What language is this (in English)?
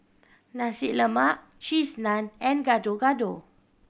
English